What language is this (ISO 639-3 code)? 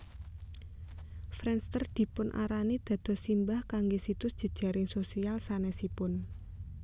jav